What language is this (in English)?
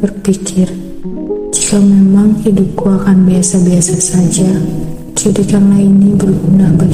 Malay